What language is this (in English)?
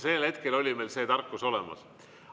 Estonian